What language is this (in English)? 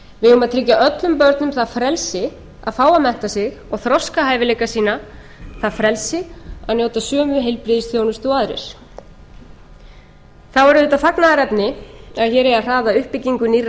Icelandic